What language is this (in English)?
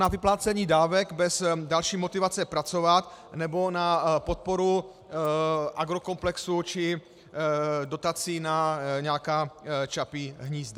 Czech